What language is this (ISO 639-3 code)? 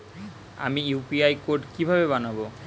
ben